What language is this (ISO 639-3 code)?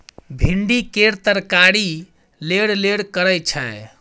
mai